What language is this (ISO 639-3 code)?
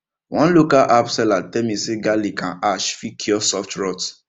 pcm